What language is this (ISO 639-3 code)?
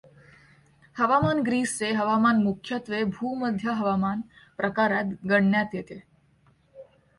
mar